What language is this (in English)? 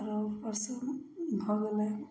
Maithili